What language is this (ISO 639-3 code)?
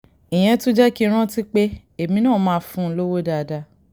yor